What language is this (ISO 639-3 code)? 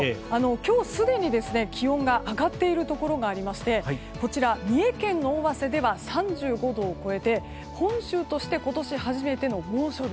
jpn